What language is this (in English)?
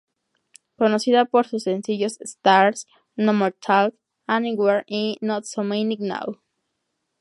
Spanish